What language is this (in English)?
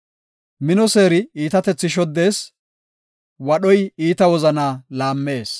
Gofa